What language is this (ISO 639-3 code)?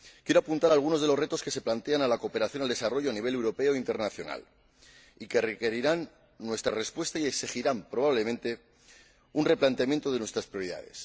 spa